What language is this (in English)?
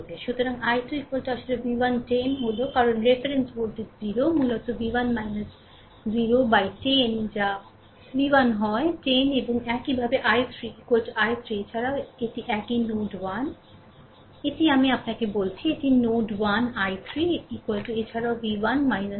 Bangla